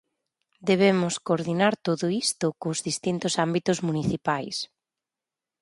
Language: Galician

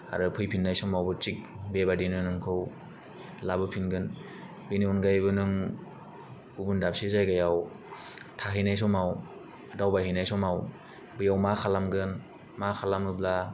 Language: Bodo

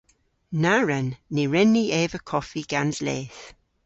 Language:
Cornish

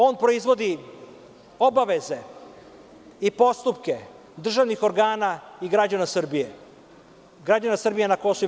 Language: Serbian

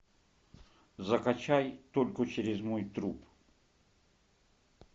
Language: Russian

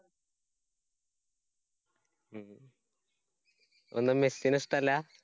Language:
Malayalam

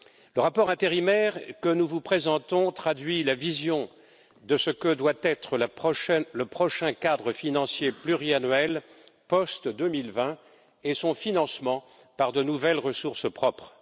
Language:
French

